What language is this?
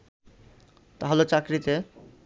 Bangla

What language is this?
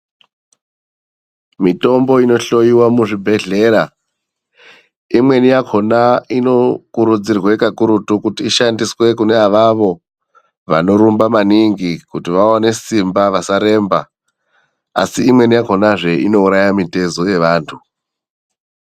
Ndau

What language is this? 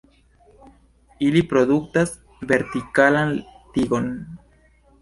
Esperanto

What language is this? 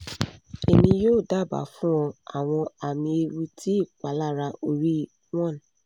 Yoruba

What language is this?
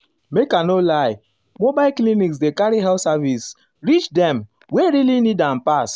Nigerian Pidgin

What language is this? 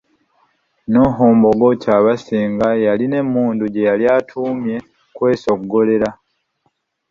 Ganda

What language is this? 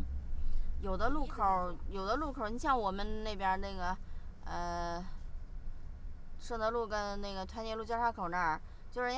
Chinese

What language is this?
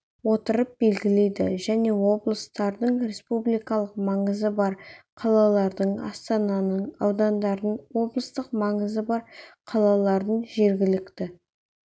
Kazakh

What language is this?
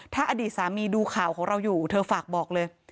Thai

